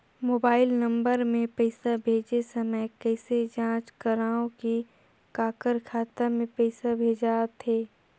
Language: Chhattisgarhi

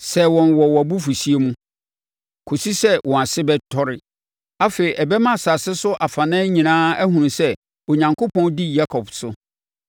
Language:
Akan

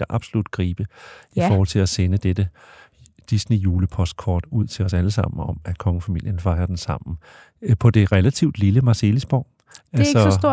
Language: Danish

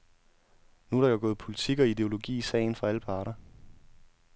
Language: Danish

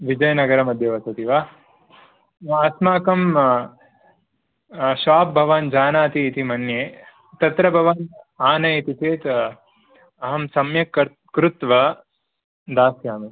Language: Sanskrit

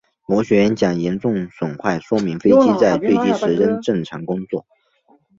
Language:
Chinese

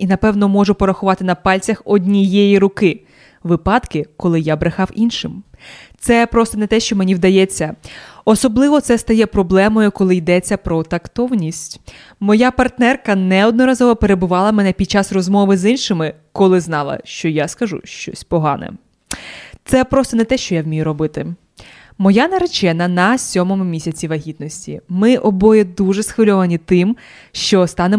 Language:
Ukrainian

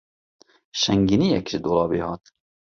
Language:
Kurdish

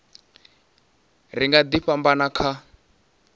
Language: Venda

